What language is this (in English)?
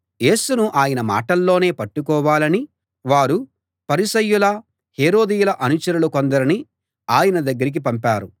Telugu